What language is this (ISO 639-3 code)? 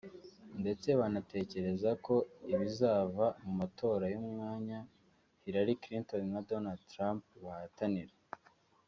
kin